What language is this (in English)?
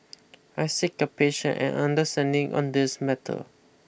English